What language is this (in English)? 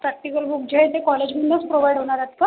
Marathi